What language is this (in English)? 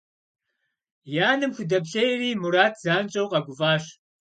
Kabardian